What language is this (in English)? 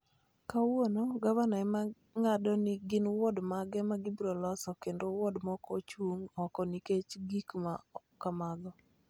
Luo (Kenya and Tanzania)